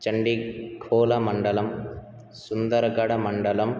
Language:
Sanskrit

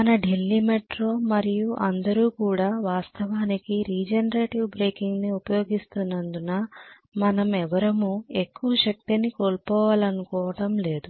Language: Telugu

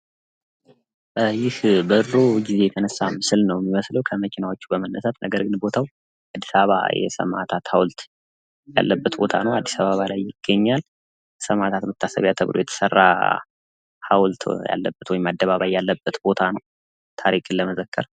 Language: Amharic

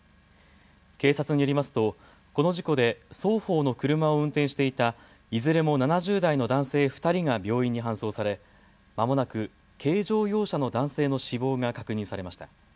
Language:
Japanese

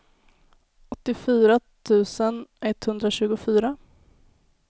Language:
Swedish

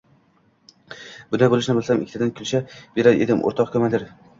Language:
Uzbek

